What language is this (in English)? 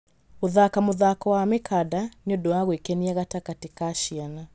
Kikuyu